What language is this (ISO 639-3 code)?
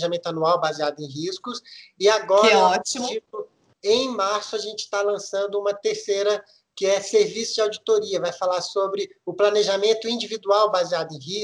por